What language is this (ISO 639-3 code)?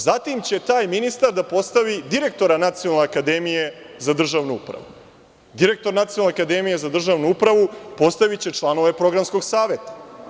srp